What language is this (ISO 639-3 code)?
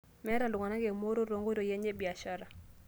mas